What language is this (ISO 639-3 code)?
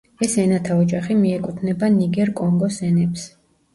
kat